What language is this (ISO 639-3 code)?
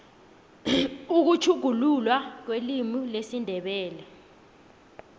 nbl